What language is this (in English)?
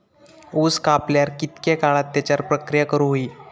Marathi